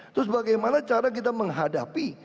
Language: Indonesian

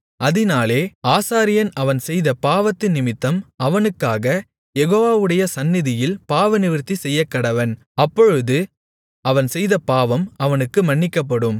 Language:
Tamil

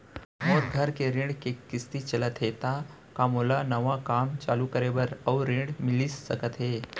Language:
Chhattisgarhi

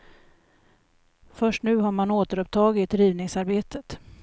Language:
Swedish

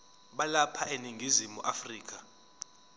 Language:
Zulu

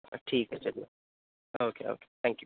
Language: Urdu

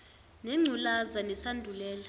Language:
Zulu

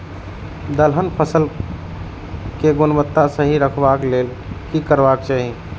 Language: Maithili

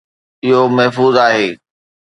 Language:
Sindhi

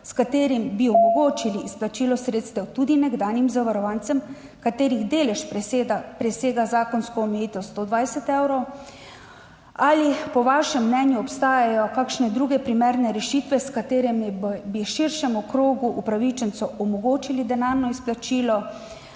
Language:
Slovenian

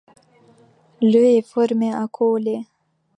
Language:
French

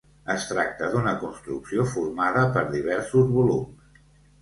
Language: Catalan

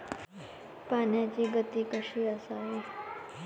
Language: Marathi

